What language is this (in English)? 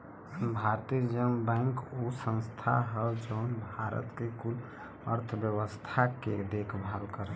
Bhojpuri